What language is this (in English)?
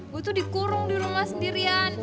Indonesian